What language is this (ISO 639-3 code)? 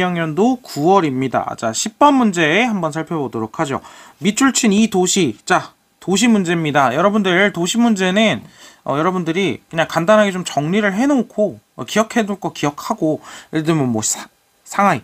kor